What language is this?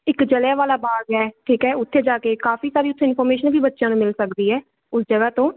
Punjabi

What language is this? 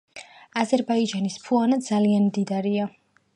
Georgian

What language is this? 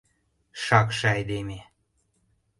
Mari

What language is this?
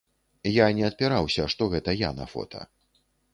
Belarusian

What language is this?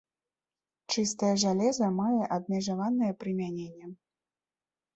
Belarusian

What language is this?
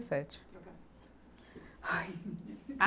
Portuguese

